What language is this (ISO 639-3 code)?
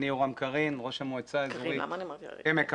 heb